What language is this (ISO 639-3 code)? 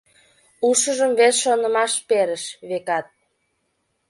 chm